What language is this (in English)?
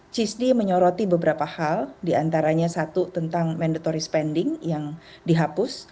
Indonesian